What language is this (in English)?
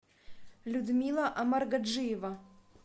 Russian